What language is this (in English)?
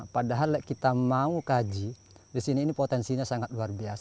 Indonesian